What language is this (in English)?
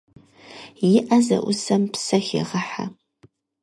Kabardian